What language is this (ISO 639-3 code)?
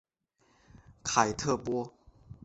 zho